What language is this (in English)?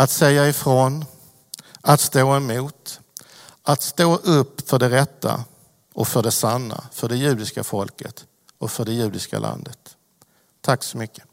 Swedish